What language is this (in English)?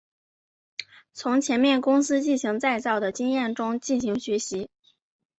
Chinese